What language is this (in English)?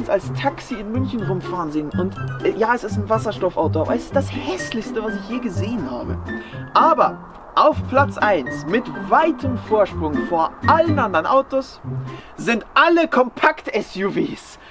German